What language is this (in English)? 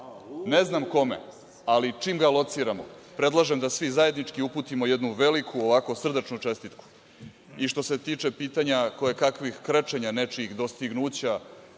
Serbian